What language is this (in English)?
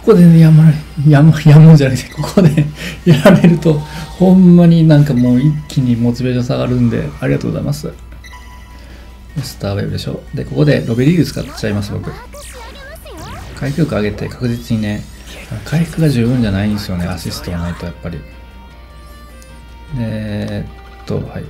Japanese